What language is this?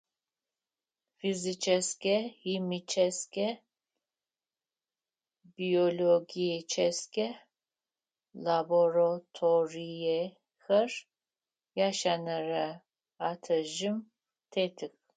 Adyghe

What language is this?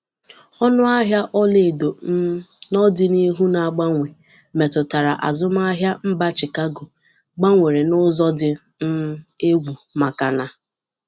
Igbo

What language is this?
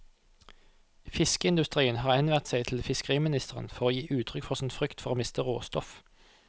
Norwegian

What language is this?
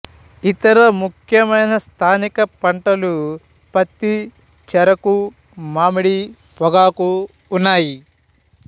Telugu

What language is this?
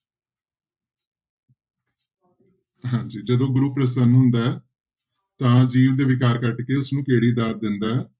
Punjabi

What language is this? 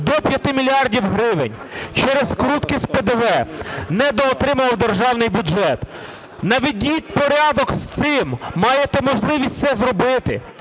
Ukrainian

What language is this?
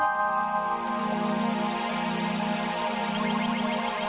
Indonesian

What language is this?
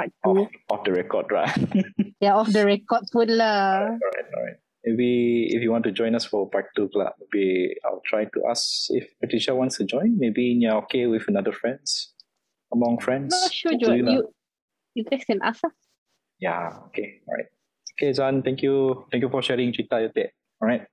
Malay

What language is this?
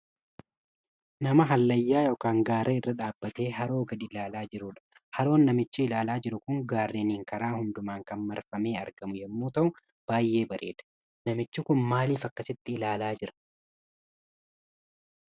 Oromo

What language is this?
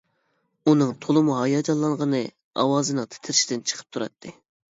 Uyghur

